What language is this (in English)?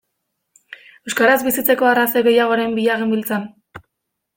Basque